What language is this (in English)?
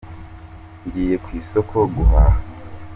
Kinyarwanda